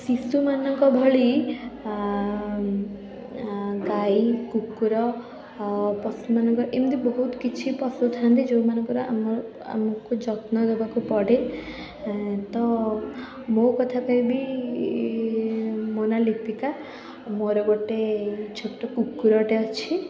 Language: Odia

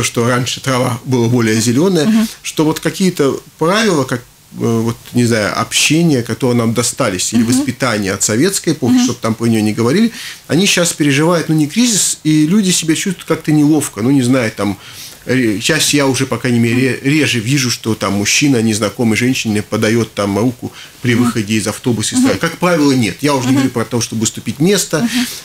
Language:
Russian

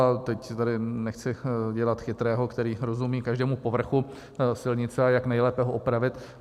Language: Czech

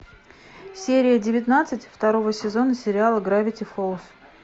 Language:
Russian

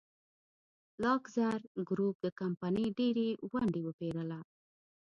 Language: Pashto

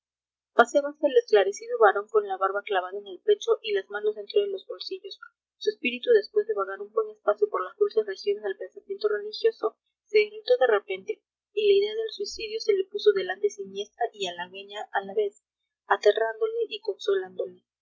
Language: Spanish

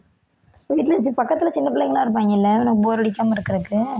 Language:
Tamil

